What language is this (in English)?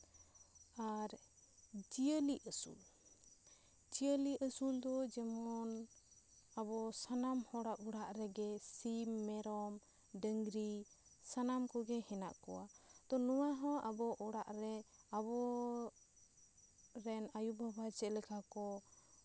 Santali